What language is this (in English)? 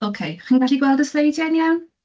Welsh